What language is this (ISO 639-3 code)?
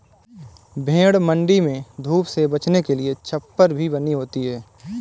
hin